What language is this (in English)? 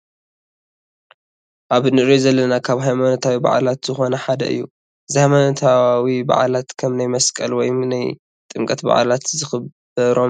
Tigrinya